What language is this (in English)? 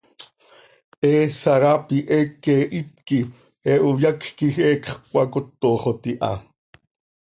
Seri